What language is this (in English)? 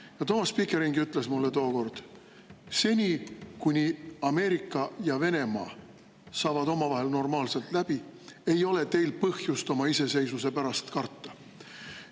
Estonian